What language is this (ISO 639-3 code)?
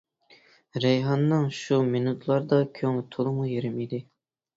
uig